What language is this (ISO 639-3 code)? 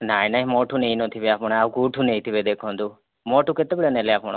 ori